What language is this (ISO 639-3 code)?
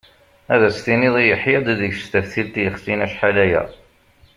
kab